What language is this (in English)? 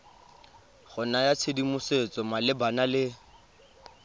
Tswana